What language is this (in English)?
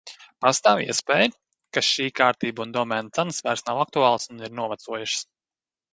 Latvian